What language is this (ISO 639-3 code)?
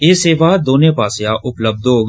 doi